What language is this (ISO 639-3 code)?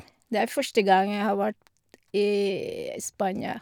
nor